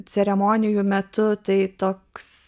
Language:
Lithuanian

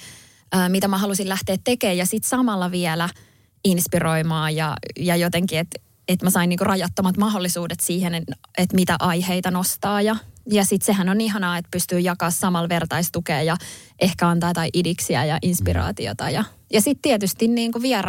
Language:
Finnish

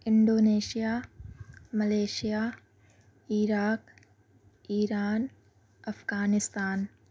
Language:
Urdu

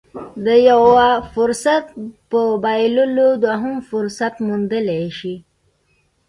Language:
Pashto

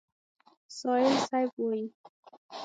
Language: Pashto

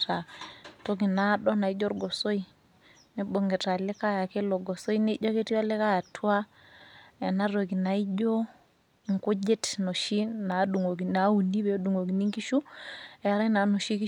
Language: Masai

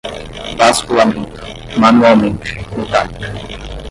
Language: Portuguese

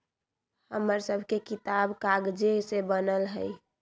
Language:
Magahi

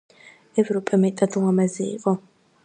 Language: Georgian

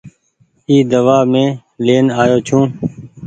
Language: Goaria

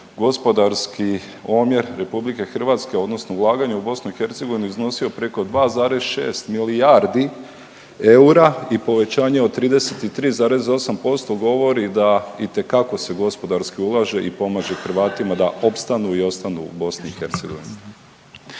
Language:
Croatian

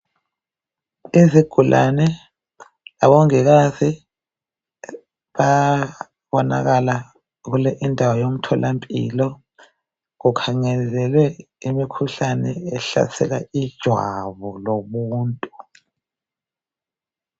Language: North Ndebele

